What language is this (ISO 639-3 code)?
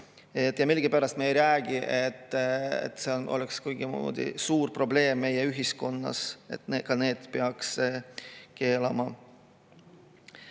est